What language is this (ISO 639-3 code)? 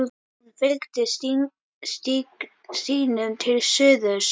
isl